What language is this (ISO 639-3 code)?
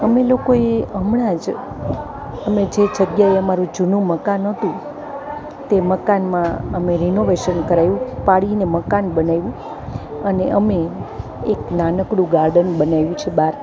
guj